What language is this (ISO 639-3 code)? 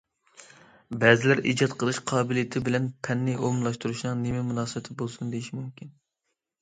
uig